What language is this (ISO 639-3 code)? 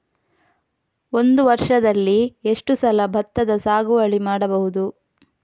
kan